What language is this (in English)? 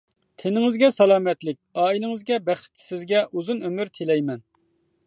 Uyghur